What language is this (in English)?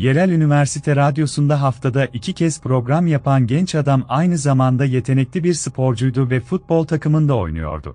Turkish